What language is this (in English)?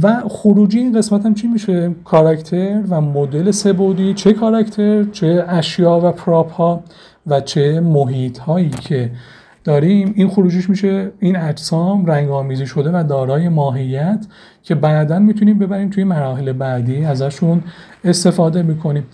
Persian